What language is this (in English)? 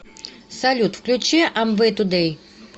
Russian